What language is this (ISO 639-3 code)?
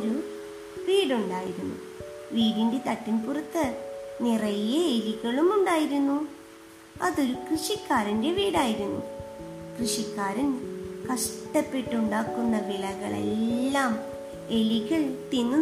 mal